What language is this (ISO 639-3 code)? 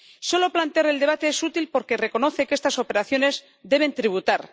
spa